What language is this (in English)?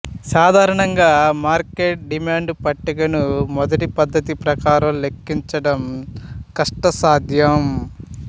Telugu